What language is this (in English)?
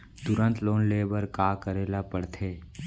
Chhattisgarhi